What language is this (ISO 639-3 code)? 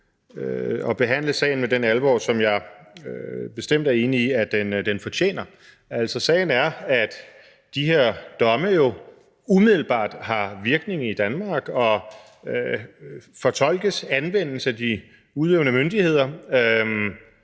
dan